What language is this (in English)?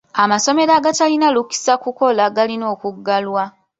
Ganda